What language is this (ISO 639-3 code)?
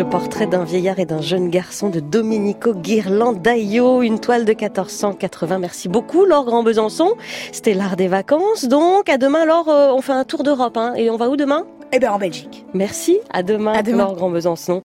fra